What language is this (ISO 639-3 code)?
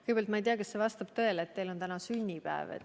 est